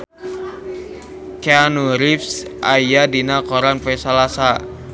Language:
Sundanese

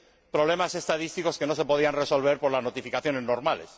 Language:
Spanish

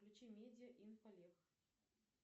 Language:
Russian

